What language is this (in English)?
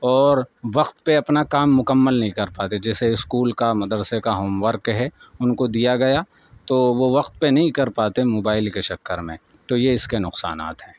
Urdu